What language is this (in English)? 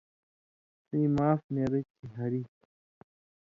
Indus Kohistani